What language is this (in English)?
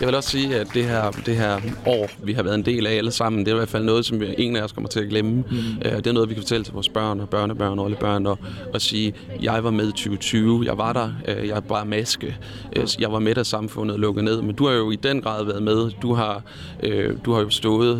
Danish